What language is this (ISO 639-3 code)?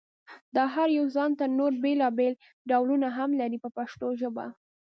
pus